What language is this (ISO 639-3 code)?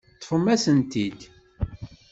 kab